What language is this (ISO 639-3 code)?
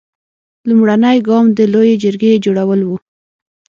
pus